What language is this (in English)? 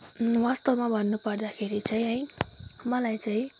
Nepali